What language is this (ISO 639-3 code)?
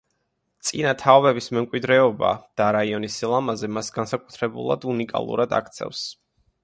kat